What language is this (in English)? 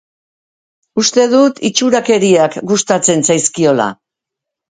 Basque